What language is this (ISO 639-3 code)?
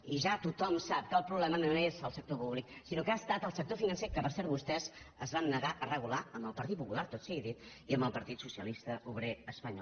cat